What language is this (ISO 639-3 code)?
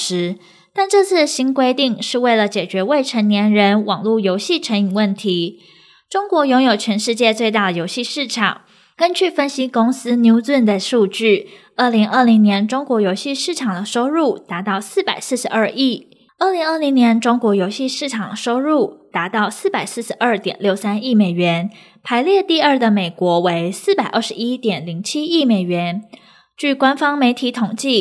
zho